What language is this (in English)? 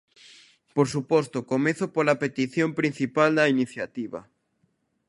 Galician